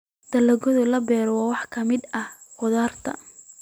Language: Somali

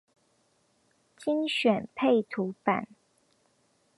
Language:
Chinese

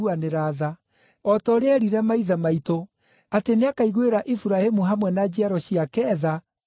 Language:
Kikuyu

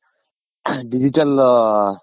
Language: Kannada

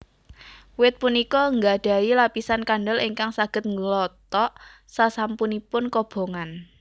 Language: Javanese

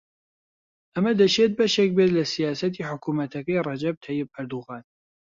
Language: Central Kurdish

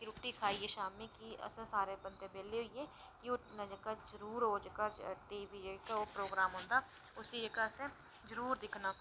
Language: Dogri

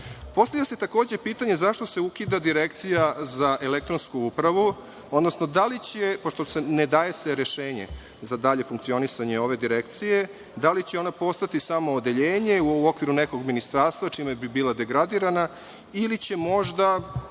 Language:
Serbian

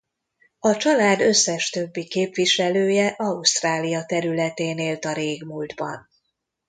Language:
Hungarian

